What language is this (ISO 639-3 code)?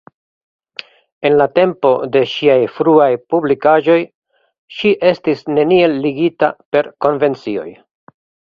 epo